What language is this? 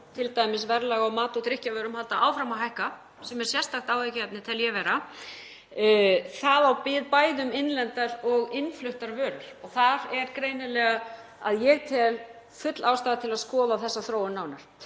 Icelandic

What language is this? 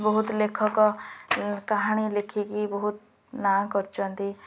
Odia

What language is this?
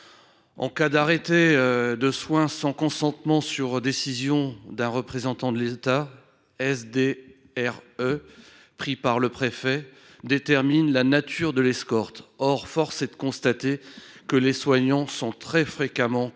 French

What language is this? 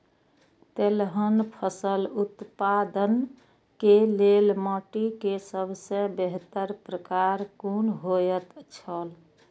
Maithili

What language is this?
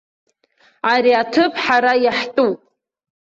Abkhazian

